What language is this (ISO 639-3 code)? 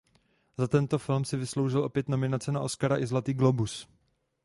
ces